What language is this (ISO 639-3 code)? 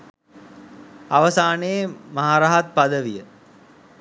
sin